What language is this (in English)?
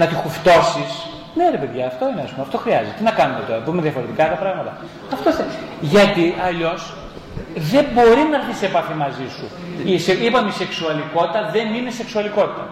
Greek